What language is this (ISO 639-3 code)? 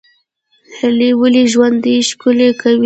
pus